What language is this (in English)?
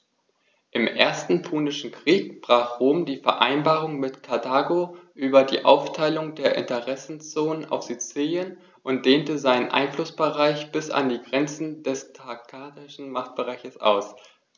German